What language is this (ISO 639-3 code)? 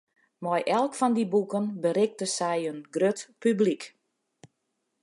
fry